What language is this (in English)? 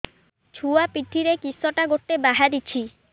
Odia